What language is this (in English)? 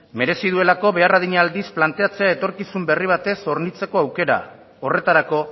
Basque